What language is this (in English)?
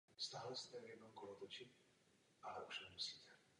Czech